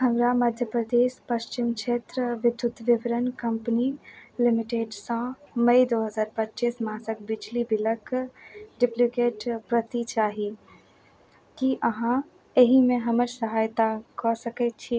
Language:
Maithili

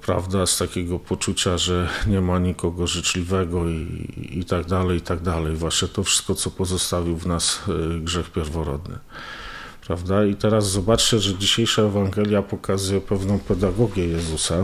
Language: Polish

